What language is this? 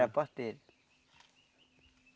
Portuguese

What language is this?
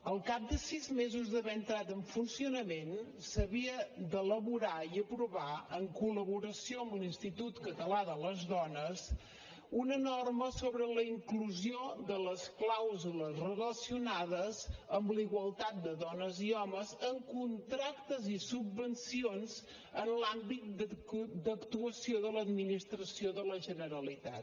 Catalan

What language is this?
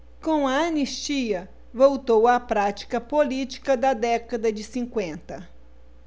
Portuguese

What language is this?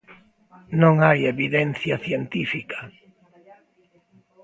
Galician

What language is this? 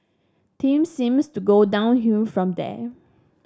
English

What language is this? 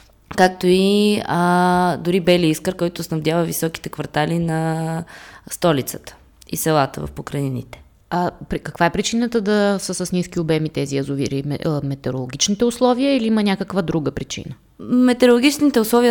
Bulgarian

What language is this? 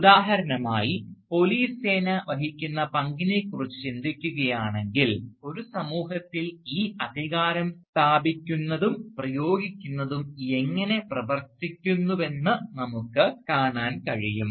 Malayalam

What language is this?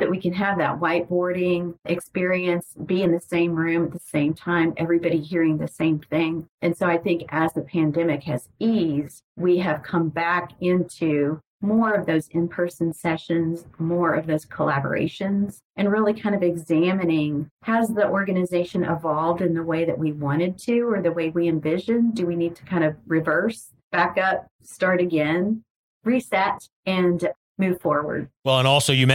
English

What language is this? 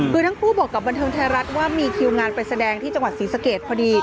Thai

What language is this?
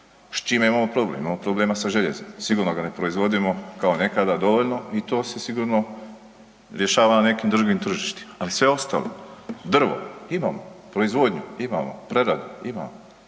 Croatian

